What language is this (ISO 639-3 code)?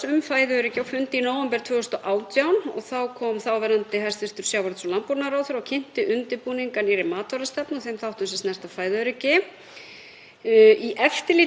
isl